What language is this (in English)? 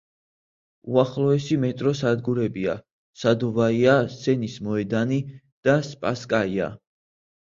Georgian